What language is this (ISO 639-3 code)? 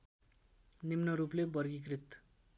nep